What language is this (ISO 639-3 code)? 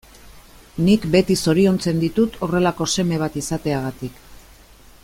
eus